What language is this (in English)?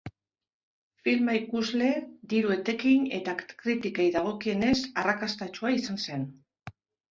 Basque